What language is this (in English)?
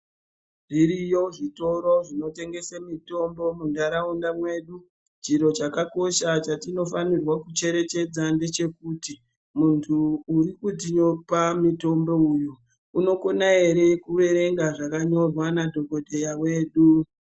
Ndau